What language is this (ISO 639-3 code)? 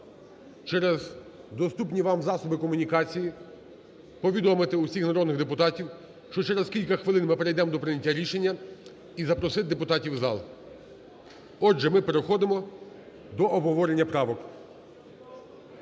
ukr